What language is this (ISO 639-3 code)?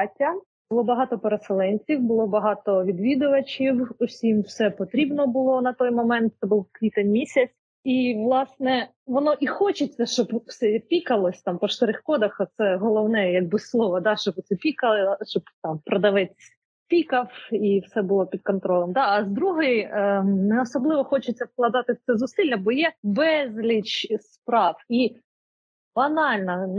ukr